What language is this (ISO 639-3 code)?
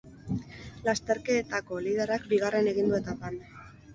eus